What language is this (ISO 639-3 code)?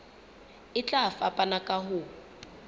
sot